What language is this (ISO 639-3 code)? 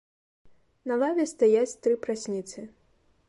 bel